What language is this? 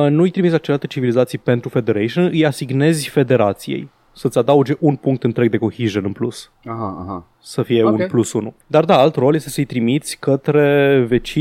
Romanian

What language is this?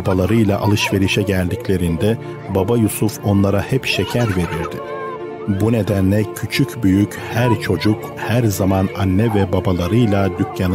Turkish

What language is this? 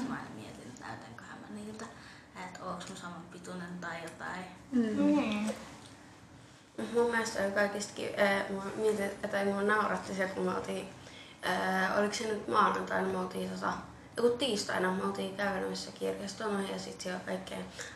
Finnish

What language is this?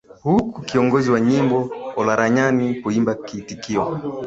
Swahili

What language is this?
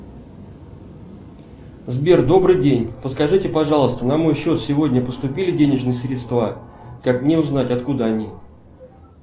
Russian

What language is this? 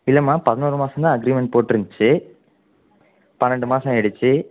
Tamil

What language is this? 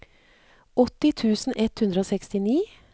Norwegian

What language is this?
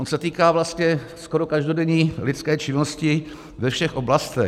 Czech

